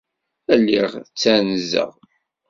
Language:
Kabyle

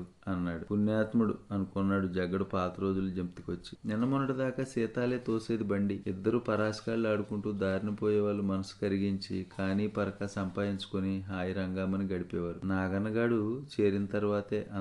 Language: Telugu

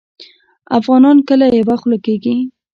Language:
Pashto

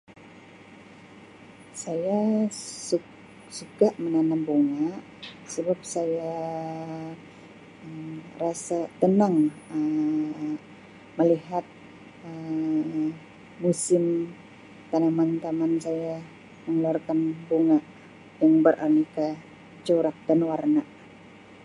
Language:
Sabah Malay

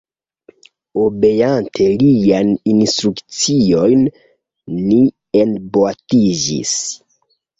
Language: Esperanto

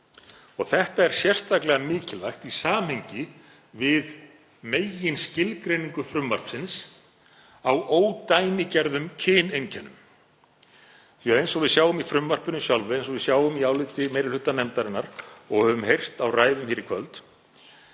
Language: Icelandic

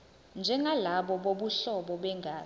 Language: Zulu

